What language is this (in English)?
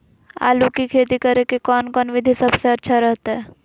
Magahi